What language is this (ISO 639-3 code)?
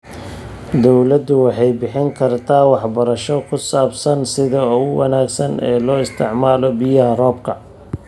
som